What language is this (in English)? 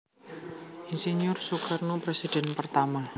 Javanese